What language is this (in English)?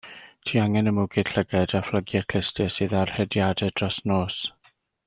Welsh